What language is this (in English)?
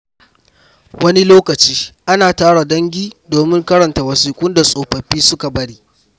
Hausa